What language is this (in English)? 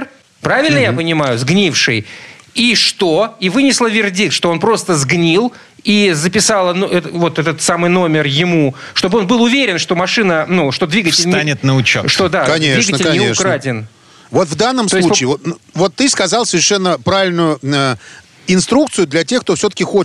Russian